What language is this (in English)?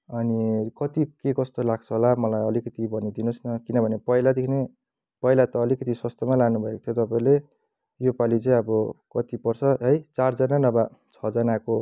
Nepali